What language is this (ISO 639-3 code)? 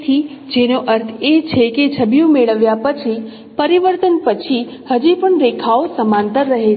guj